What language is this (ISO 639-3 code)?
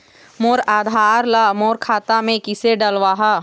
hne